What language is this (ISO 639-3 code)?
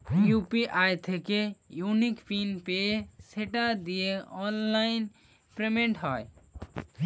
ben